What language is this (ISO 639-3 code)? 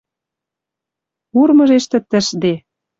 mrj